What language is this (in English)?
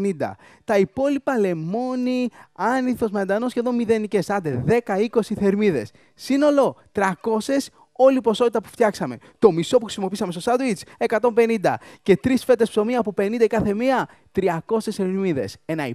Greek